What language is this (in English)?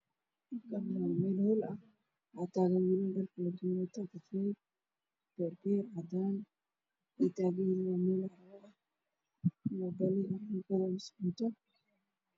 Somali